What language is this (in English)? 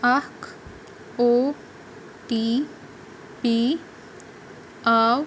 Kashmiri